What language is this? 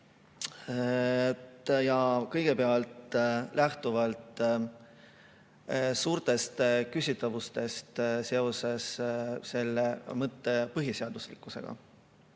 Estonian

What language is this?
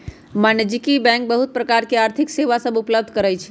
Magahi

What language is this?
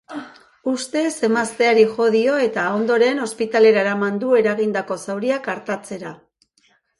Basque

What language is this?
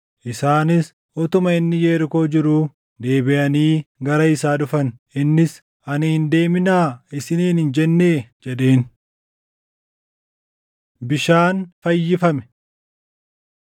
Oromo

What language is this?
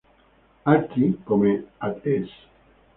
Italian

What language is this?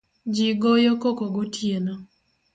Luo (Kenya and Tanzania)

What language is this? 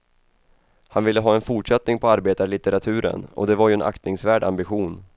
Swedish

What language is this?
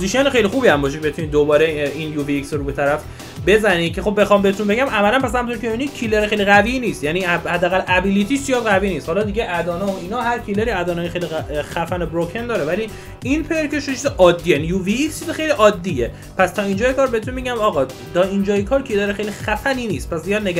Persian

